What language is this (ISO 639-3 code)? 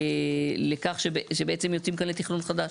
heb